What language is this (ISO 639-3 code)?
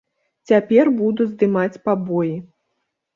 bel